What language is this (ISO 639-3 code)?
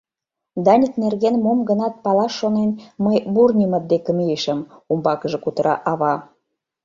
chm